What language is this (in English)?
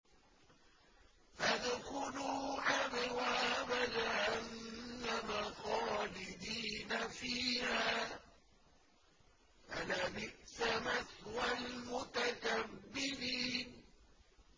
Arabic